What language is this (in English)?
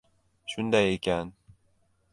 Uzbek